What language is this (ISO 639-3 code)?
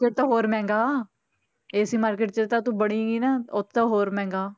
pan